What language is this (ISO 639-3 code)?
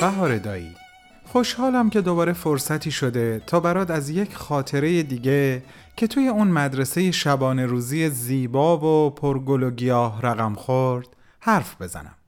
fas